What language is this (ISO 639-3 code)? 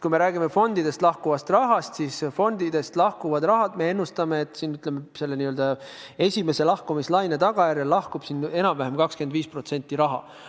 est